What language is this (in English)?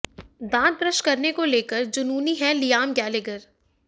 Hindi